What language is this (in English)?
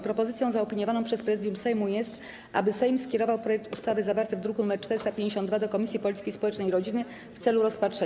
Polish